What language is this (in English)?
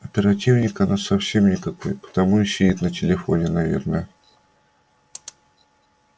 Russian